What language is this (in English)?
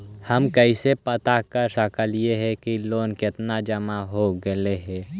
Magahi